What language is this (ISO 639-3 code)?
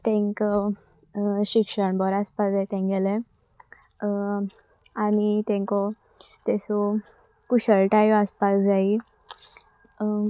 kok